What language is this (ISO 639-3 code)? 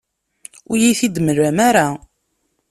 kab